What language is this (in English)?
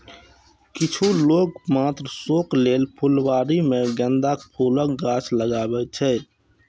Maithili